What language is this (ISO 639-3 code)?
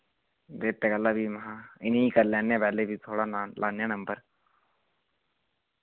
doi